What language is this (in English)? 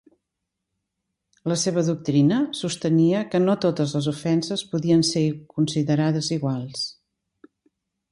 Catalan